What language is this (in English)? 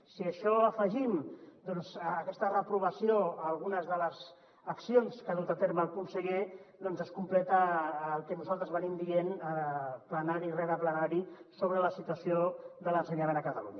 Catalan